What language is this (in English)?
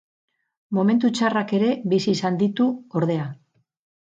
Basque